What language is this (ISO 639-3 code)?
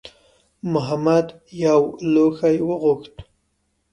pus